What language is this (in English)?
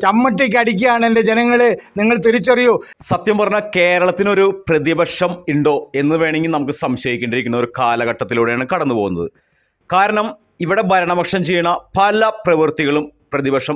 Hindi